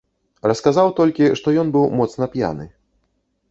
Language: Belarusian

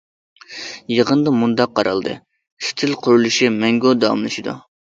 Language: Uyghur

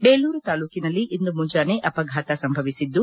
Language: Kannada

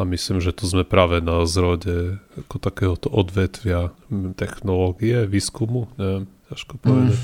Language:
Slovak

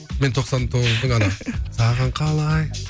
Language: Kazakh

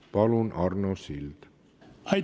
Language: Estonian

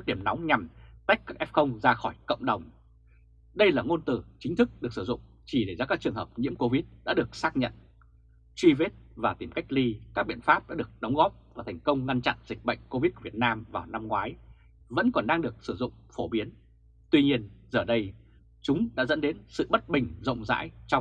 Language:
Vietnamese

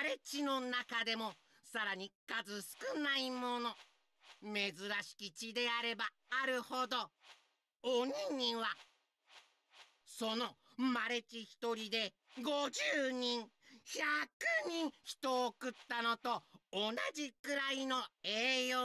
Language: Japanese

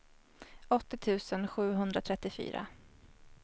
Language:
Swedish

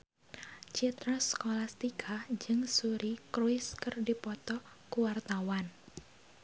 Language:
Sundanese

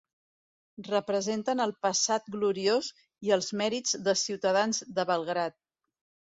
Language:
Catalan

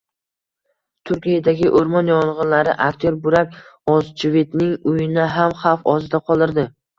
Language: Uzbek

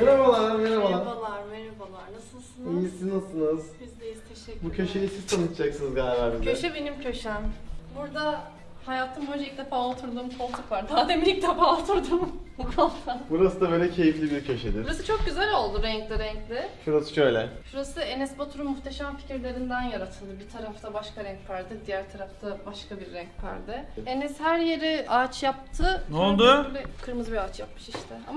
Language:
Turkish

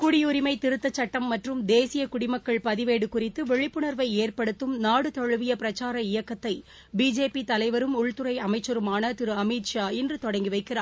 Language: Tamil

